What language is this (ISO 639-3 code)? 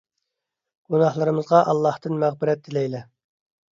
uig